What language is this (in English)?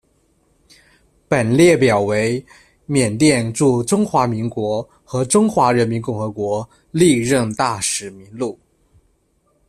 Chinese